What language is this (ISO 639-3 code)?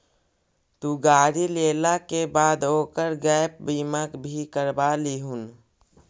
mag